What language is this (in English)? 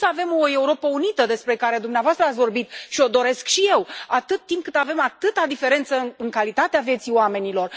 Romanian